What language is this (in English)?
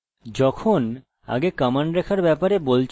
Bangla